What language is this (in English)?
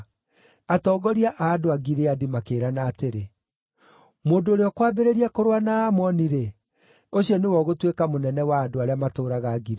Kikuyu